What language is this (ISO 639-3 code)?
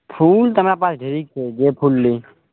mai